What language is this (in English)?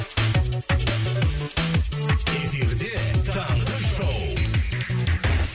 Kazakh